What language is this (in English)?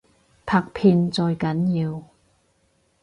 Cantonese